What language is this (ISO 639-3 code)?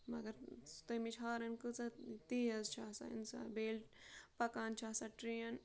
kas